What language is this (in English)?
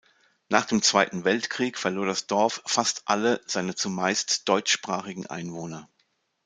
German